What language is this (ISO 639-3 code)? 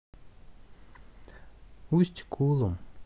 rus